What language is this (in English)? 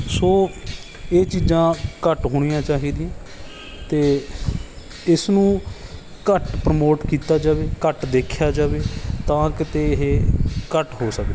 Punjabi